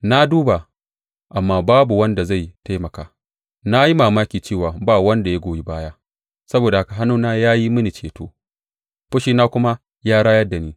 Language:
Hausa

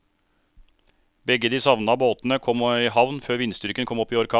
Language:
Norwegian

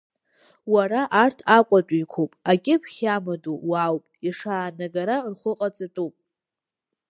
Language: Abkhazian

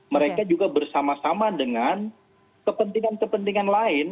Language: Indonesian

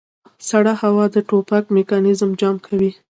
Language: Pashto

